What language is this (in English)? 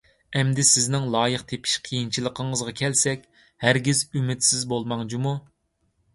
Uyghur